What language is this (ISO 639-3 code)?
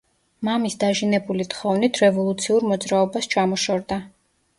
kat